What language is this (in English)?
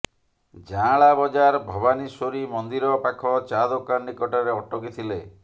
Odia